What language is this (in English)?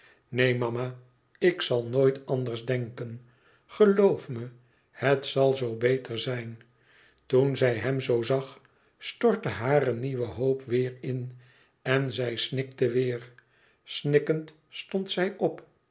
Dutch